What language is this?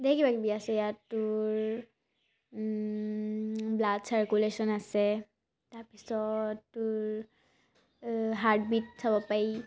Assamese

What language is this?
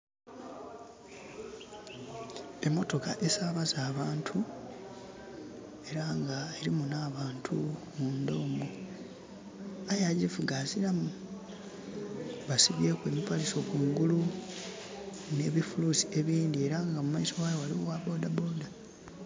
Soga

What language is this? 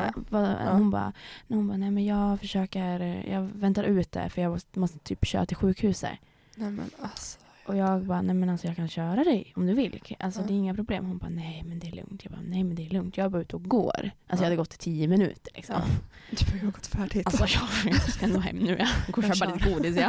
Swedish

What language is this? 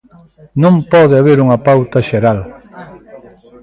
Galician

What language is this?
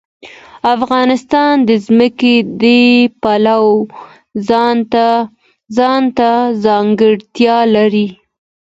Pashto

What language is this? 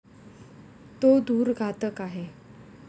Marathi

